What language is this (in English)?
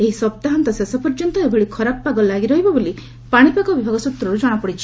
Odia